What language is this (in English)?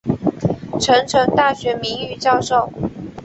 Chinese